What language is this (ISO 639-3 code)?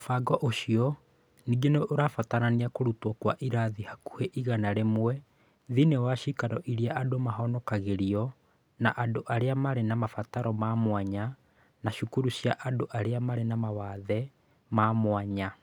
kik